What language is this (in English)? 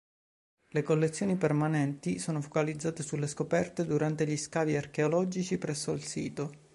Italian